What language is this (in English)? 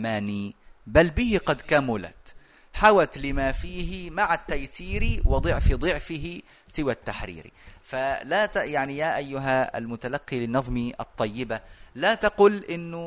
Arabic